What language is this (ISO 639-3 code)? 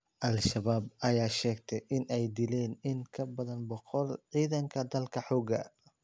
som